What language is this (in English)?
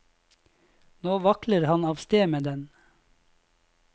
Norwegian